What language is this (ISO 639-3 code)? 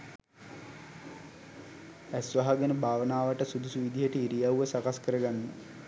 sin